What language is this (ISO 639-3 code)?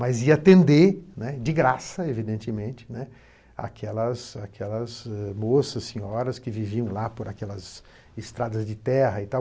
por